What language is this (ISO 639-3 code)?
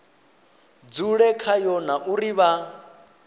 ven